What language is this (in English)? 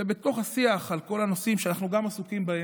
Hebrew